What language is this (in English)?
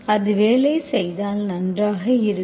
Tamil